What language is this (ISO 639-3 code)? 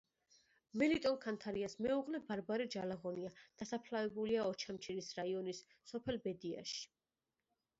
kat